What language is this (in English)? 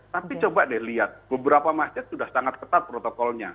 Indonesian